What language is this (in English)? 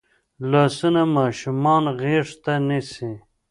Pashto